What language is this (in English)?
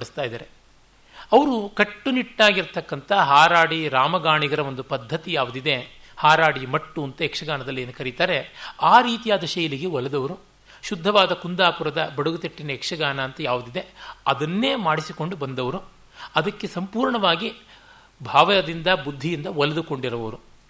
Kannada